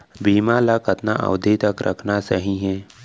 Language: Chhattisgarhi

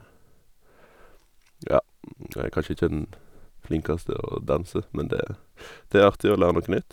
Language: Norwegian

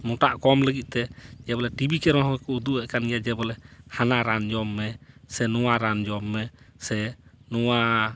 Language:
Santali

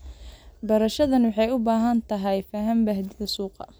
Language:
Somali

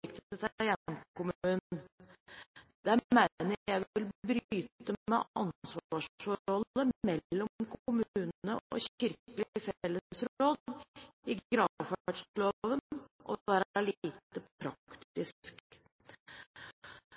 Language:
Norwegian Bokmål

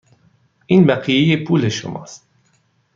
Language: Persian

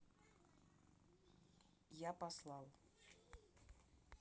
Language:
Russian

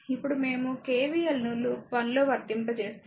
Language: Telugu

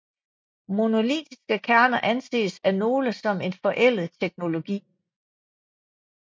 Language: Danish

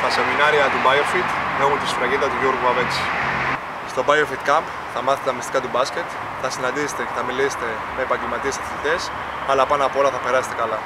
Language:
Greek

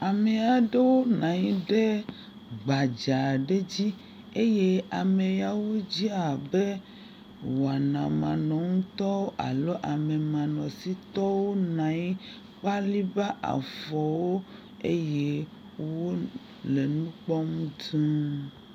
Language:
Ewe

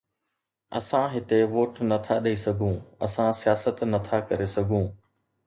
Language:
Sindhi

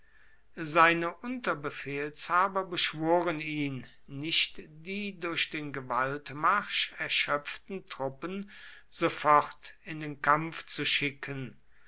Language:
German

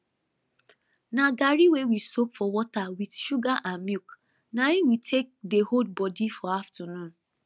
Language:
Nigerian Pidgin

